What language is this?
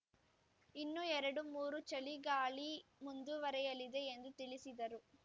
Kannada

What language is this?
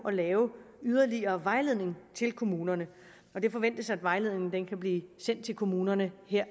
Danish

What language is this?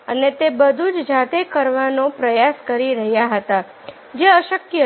Gujarati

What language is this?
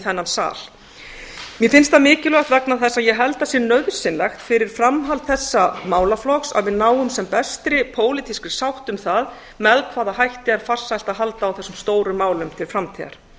Icelandic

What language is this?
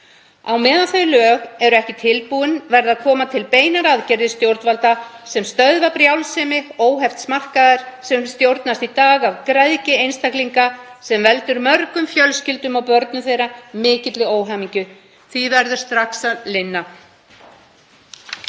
Icelandic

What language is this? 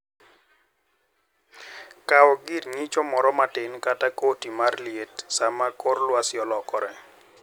Luo (Kenya and Tanzania)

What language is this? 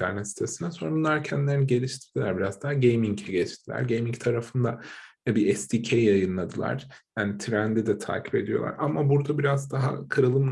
Turkish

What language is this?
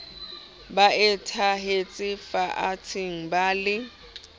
Southern Sotho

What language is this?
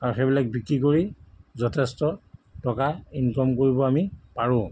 Assamese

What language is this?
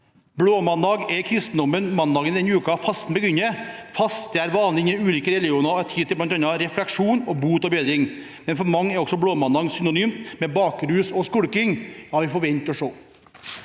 Norwegian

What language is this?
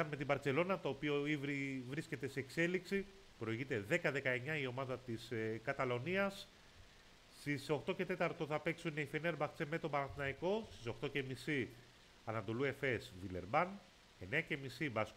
Greek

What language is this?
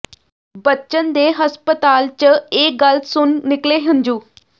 Punjabi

